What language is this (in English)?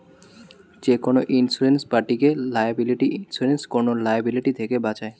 Bangla